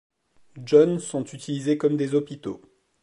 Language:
French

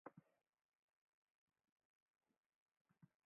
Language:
Japanese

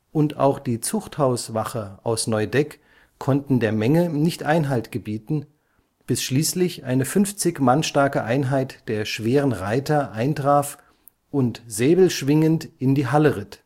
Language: German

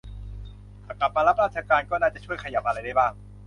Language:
Thai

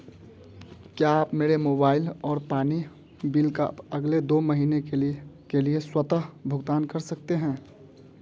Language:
Hindi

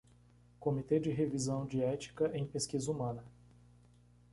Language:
Portuguese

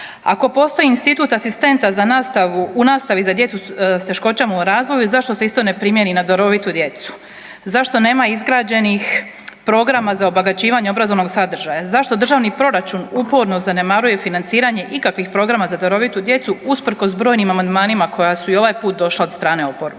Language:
Croatian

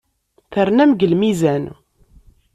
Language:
Kabyle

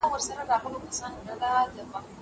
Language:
Pashto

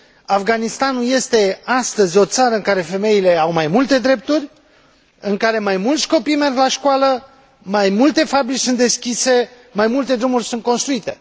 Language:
Romanian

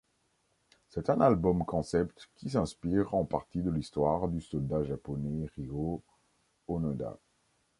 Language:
French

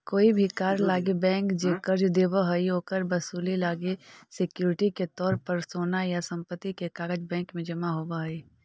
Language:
Magahi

